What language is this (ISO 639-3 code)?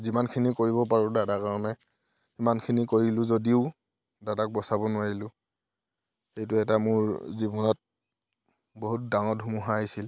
asm